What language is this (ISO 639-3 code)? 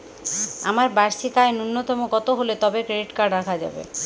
ben